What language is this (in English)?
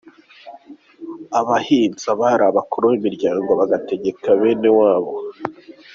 Kinyarwanda